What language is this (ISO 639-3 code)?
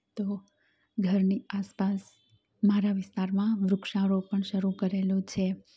guj